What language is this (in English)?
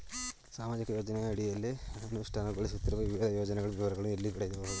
Kannada